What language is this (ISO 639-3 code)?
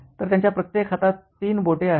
mar